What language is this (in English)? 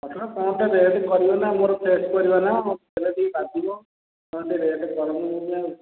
Odia